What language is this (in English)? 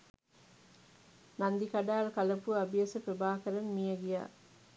Sinhala